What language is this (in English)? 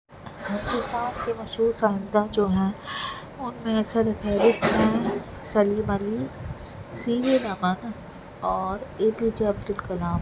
Urdu